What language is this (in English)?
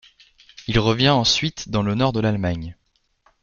French